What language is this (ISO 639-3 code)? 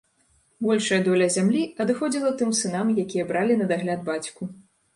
bel